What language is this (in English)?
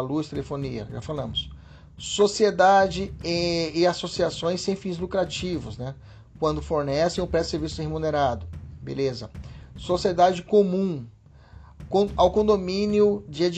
Portuguese